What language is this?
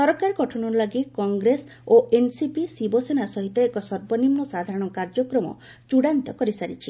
Odia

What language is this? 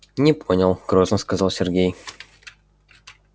Russian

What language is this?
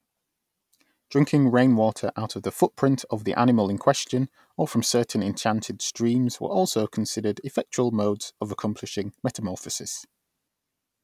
English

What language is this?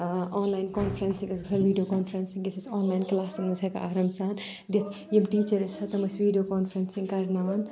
Kashmiri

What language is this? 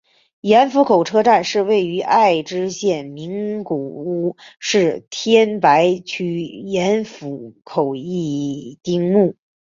Chinese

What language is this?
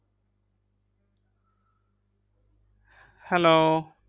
Bangla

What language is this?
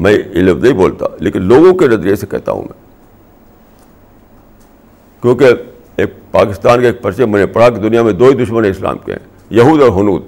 Urdu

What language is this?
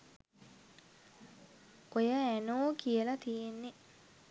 Sinhala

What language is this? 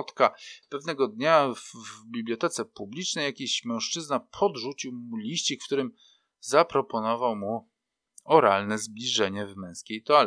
Polish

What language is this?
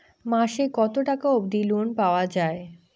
Bangla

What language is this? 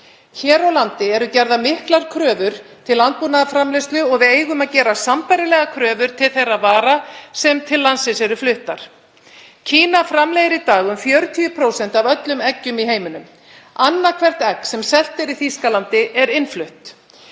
Icelandic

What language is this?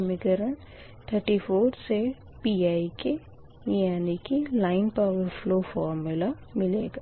Hindi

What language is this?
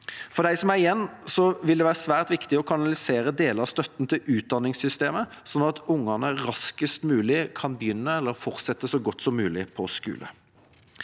Norwegian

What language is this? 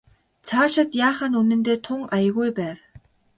Mongolian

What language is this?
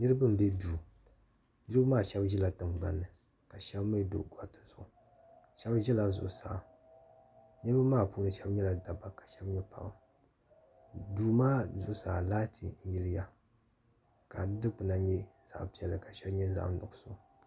Dagbani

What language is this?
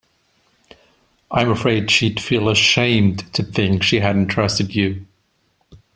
English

